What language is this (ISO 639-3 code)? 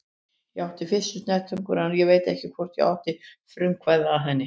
isl